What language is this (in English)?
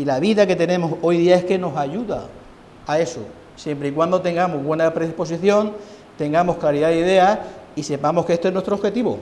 Spanish